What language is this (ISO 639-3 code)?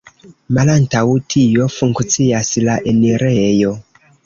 epo